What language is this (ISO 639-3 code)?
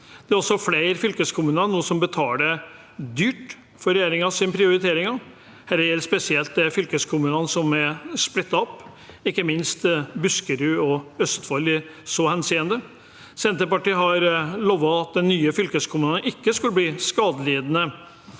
nor